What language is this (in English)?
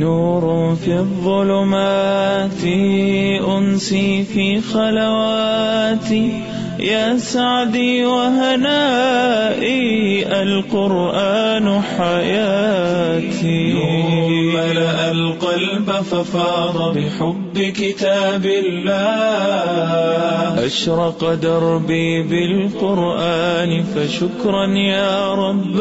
Urdu